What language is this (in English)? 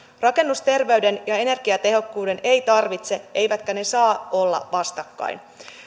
Finnish